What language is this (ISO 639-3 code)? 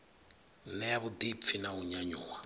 ven